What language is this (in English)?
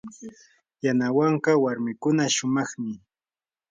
Yanahuanca Pasco Quechua